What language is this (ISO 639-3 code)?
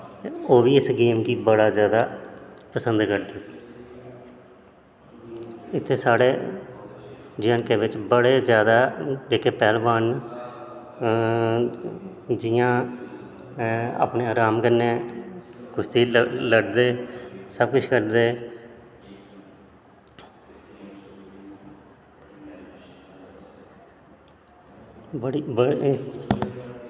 doi